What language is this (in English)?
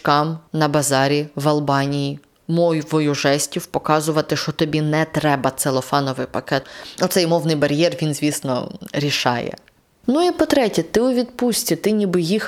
Ukrainian